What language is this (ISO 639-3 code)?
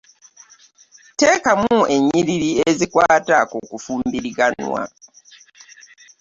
lug